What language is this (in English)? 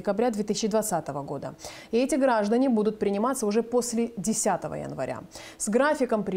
Russian